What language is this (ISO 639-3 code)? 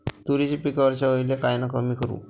mar